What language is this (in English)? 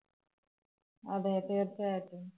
Malayalam